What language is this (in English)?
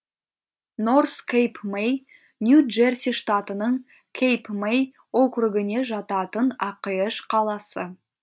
Kazakh